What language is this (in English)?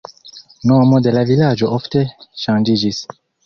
Esperanto